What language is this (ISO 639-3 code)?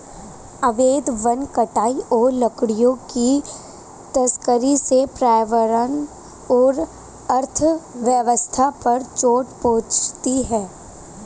hin